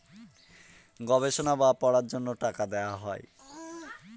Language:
Bangla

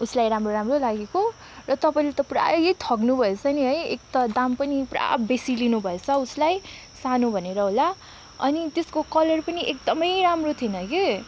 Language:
Nepali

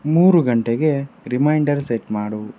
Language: Kannada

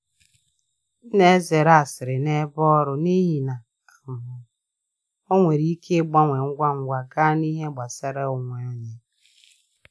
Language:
Igbo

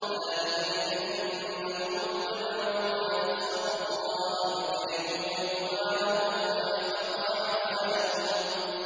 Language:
Arabic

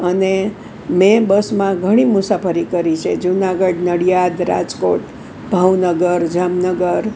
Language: Gujarati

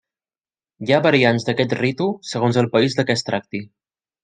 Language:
Catalan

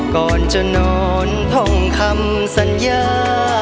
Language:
Thai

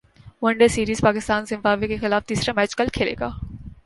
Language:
Urdu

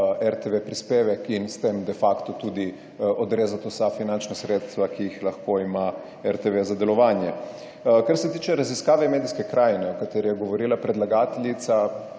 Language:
Slovenian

